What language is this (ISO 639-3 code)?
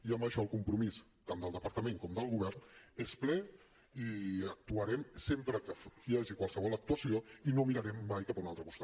cat